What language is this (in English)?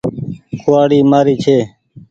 Goaria